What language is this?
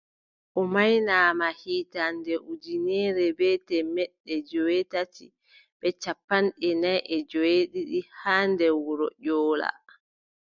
Adamawa Fulfulde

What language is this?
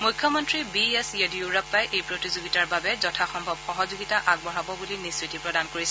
Assamese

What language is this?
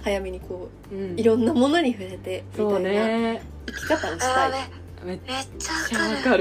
Japanese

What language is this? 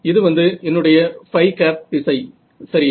Tamil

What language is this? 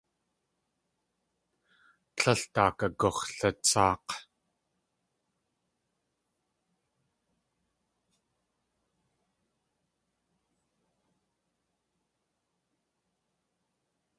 Tlingit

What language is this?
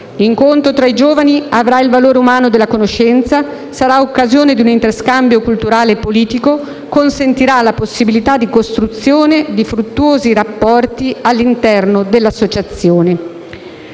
Italian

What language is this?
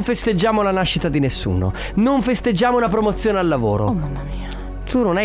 Italian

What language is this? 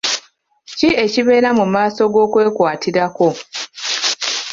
Ganda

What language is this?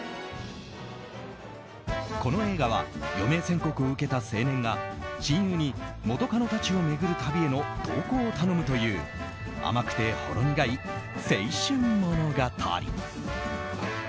Japanese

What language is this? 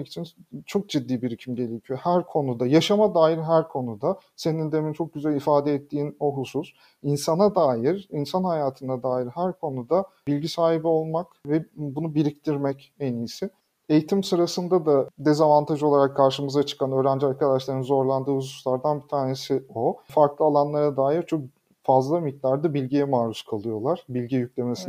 Turkish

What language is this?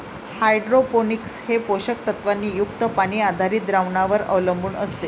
Marathi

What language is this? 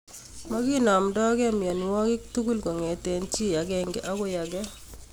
Kalenjin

